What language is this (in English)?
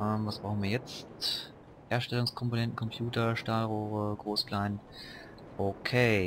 German